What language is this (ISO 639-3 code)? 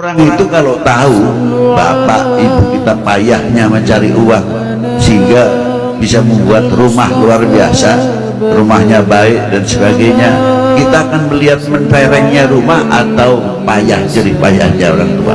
ind